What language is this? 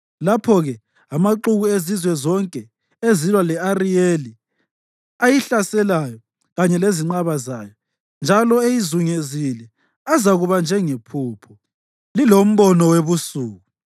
North Ndebele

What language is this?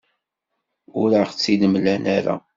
Kabyle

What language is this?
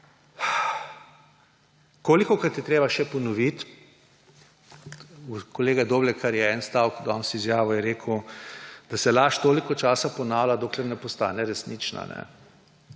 Slovenian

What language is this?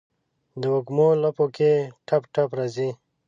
Pashto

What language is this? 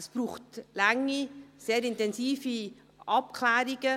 Swiss German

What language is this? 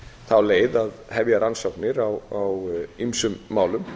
Icelandic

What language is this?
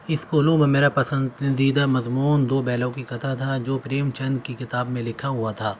Urdu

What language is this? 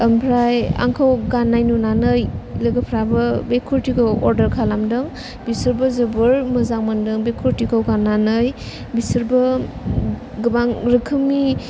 Bodo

